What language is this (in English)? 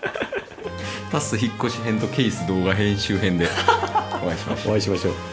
Japanese